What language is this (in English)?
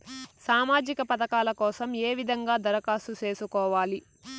Telugu